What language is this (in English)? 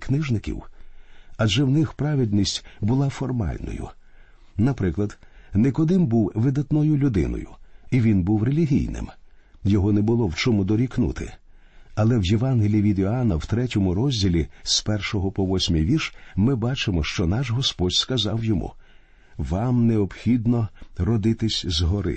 Ukrainian